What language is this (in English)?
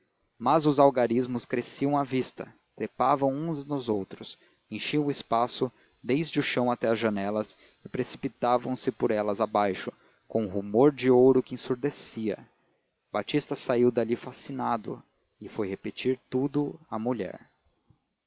Portuguese